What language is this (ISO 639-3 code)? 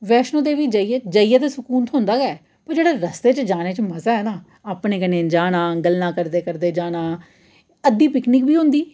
doi